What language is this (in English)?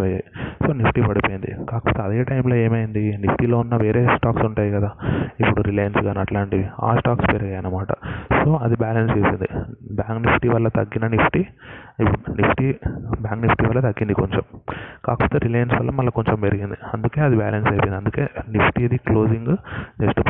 Telugu